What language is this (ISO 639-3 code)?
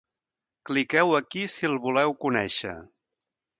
cat